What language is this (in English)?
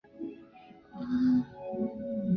Chinese